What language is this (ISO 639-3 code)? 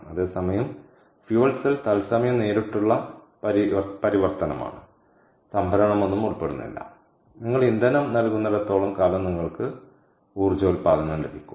mal